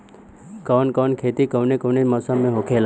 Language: Bhojpuri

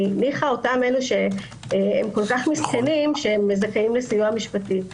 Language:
Hebrew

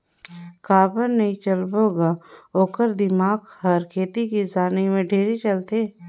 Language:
Chhattisgarhi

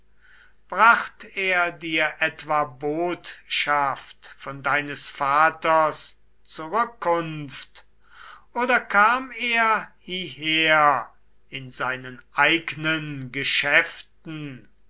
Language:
German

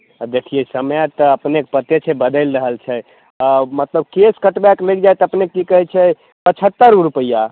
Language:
Maithili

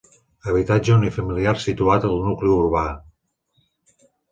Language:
Catalan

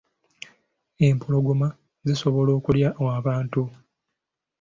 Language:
Ganda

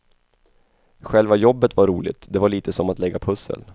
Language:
Swedish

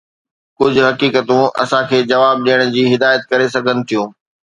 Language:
Sindhi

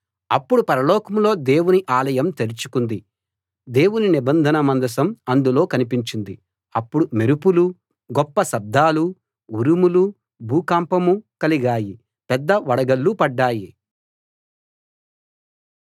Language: Telugu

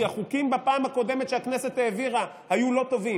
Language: Hebrew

